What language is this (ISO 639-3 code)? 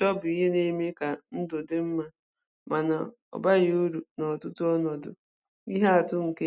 ibo